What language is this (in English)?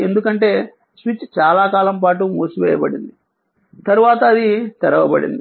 Telugu